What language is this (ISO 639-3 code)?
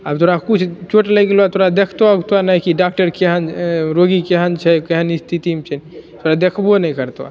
mai